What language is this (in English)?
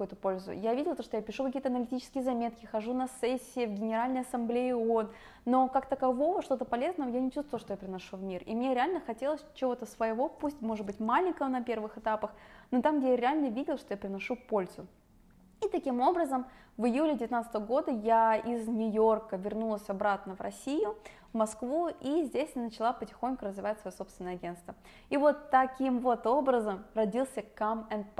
Russian